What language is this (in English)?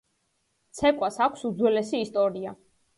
Georgian